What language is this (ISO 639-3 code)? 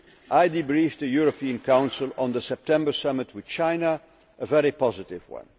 eng